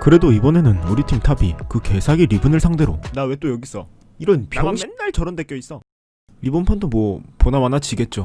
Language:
Korean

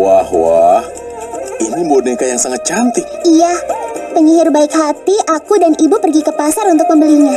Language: Indonesian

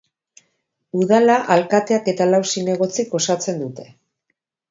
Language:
Basque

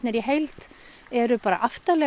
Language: Icelandic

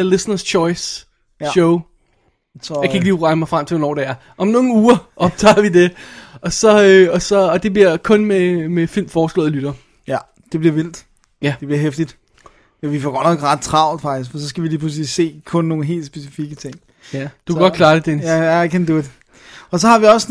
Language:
Danish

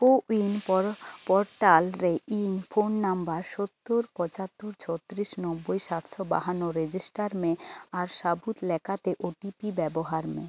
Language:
Santali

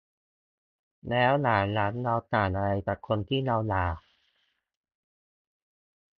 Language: Thai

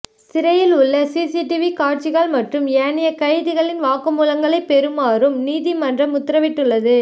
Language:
Tamil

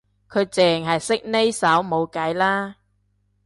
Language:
Cantonese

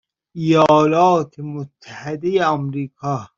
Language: Persian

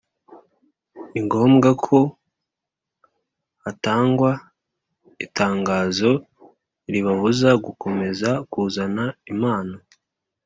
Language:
Kinyarwanda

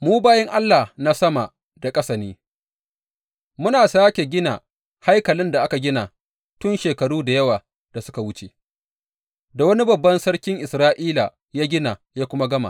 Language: Hausa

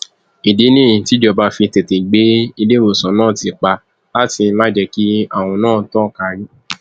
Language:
Yoruba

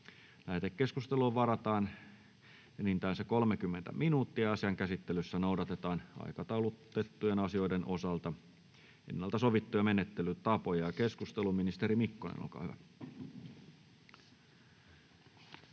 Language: Finnish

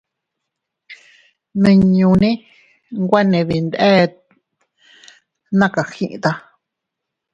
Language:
Teutila Cuicatec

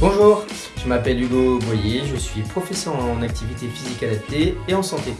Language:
French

